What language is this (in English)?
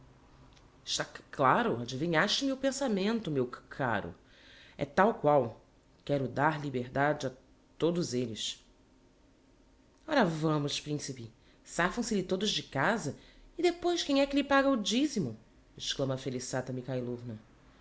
Portuguese